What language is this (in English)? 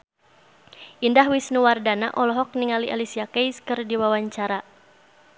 Sundanese